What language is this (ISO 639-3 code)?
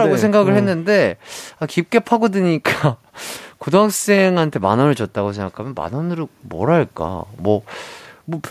kor